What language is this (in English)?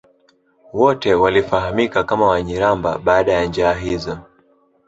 Swahili